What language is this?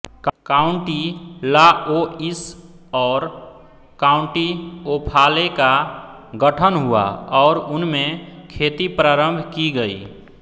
Hindi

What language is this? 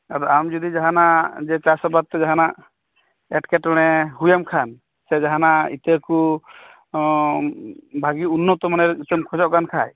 Santali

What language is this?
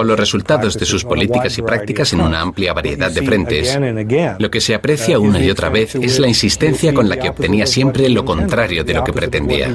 Spanish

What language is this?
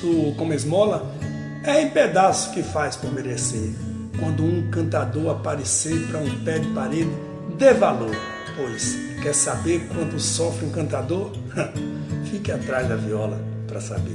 Portuguese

